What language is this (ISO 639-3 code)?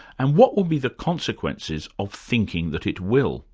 eng